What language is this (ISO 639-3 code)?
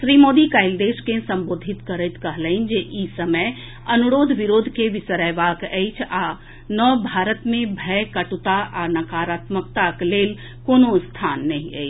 mai